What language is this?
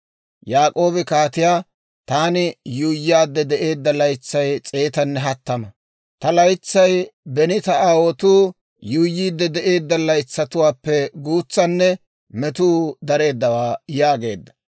Dawro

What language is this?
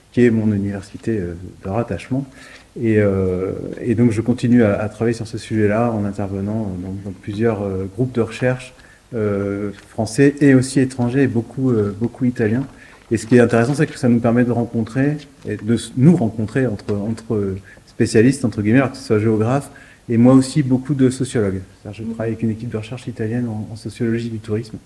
French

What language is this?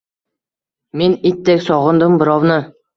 Uzbek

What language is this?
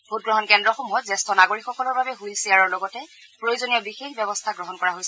Assamese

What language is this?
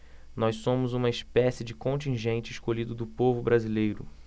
Portuguese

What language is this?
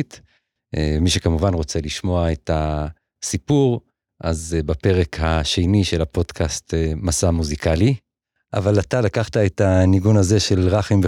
Hebrew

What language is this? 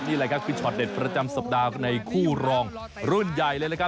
Thai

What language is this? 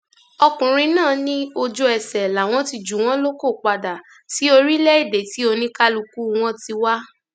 Yoruba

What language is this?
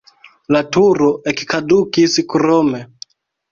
Esperanto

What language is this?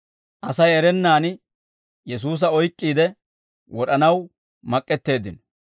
Dawro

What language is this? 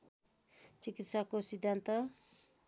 Nepali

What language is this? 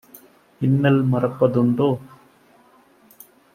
Tamil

